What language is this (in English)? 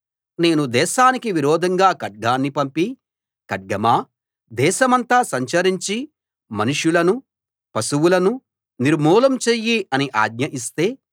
Telugu